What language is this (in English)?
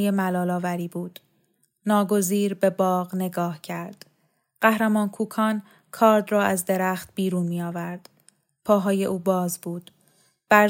Persian